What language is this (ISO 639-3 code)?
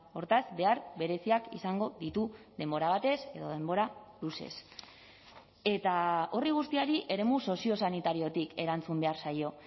eus